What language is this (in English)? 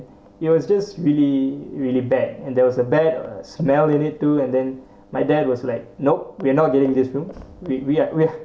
English